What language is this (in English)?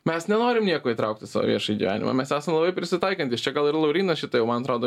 Lithuanian